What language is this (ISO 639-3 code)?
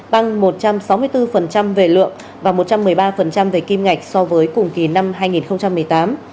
vie